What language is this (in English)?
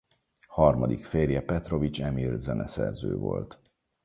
Hungarian